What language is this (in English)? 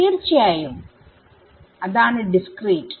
Malayalam